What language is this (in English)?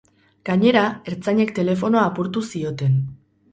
Basque